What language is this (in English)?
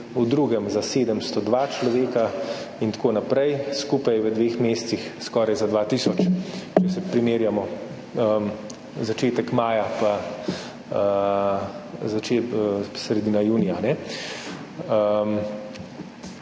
Slovenian